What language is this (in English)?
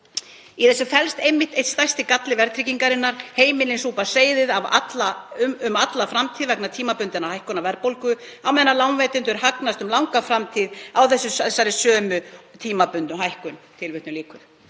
Icelandic